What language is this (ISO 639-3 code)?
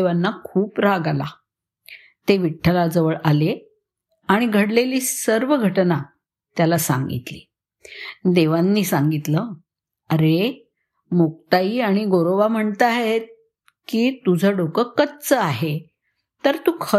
mar